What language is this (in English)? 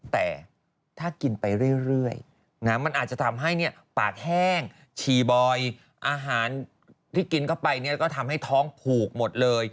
Thai